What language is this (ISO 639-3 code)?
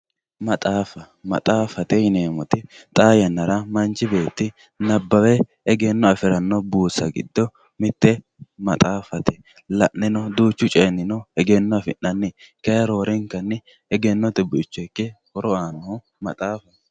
sid